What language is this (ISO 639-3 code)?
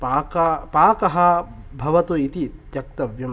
san